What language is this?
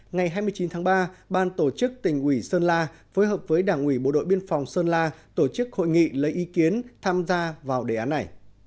Vietnamese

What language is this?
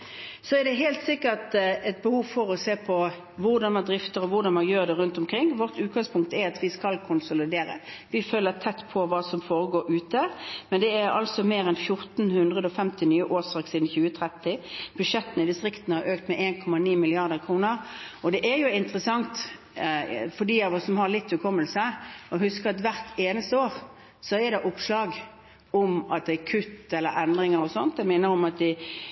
Norwegian Bokmål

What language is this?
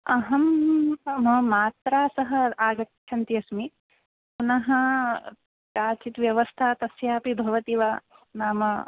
Sanskrit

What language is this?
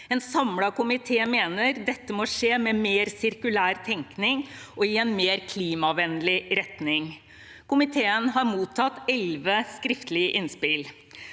Norwegian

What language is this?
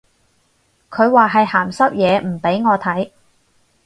Cantonese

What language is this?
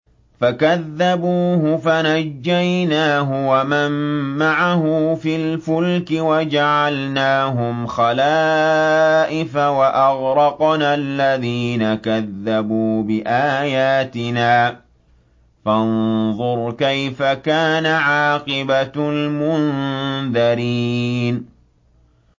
Arabic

